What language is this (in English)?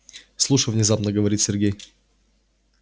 Russian